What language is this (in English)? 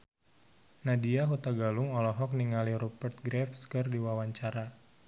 Sundanese